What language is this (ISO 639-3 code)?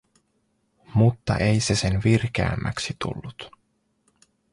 fin